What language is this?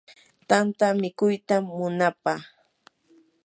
Yanahuanca Pasco Quechua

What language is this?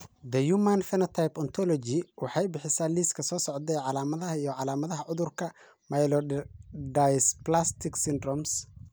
Somali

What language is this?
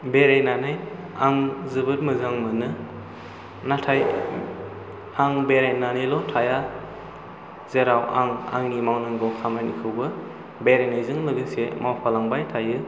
Bodo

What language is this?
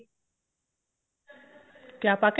Punjabi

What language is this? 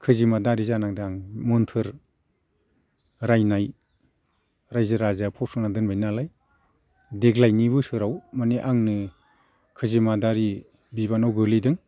Bodo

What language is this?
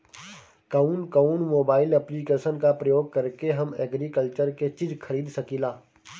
Bhojpuri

